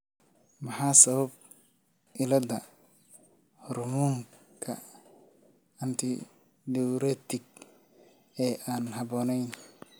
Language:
Somali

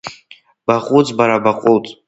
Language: Abkhazian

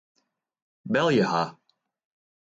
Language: Western Frisian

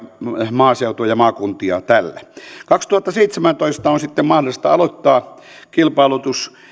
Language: Finnish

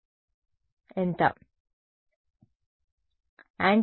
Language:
Telugu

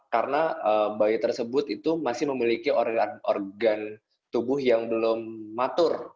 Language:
Indonesian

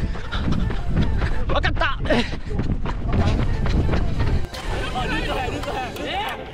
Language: Japanese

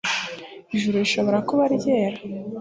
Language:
Kinyarwanda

